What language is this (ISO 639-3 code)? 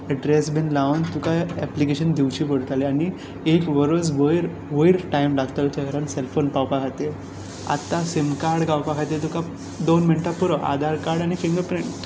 kok